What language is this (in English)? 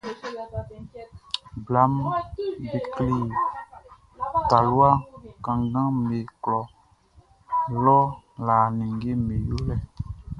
Baoulé